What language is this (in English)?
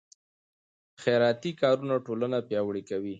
Pashto